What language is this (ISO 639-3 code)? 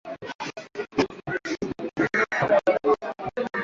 swa